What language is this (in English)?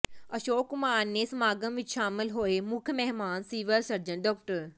Punjabi